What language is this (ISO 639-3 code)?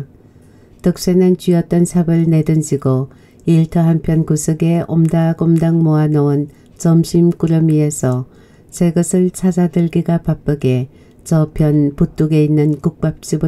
kor